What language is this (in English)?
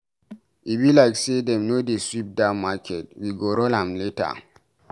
Nigerian Pidgin